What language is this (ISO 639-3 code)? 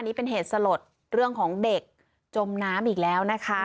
tha